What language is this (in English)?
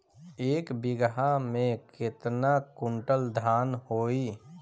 Bhojpuri